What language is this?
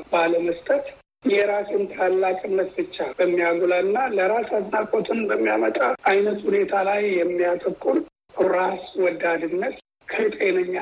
Amharic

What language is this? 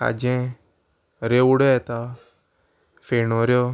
Konkani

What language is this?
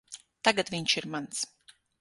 Latvian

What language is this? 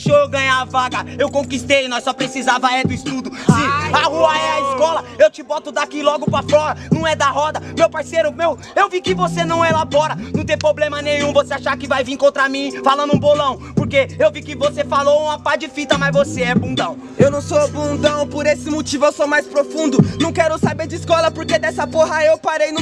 Portuguese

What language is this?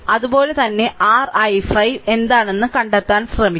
Malayalam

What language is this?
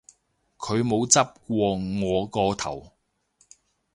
Cantonese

